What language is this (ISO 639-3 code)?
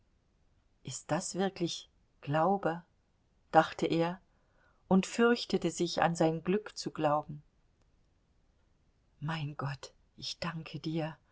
deu